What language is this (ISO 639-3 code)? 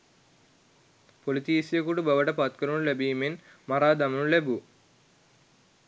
sin